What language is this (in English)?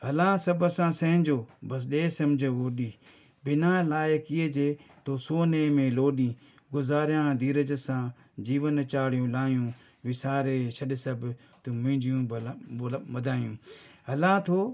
Sindhi